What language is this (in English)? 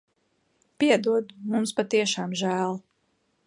Latvian